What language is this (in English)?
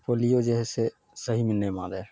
Maithili